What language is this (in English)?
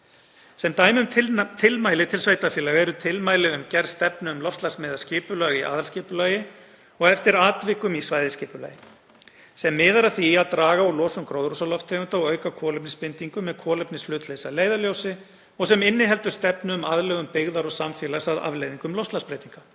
Icelandic